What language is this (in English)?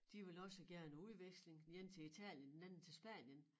Danish